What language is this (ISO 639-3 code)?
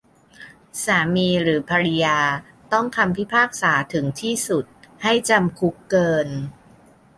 tha